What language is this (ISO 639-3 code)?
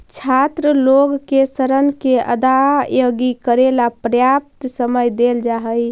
mag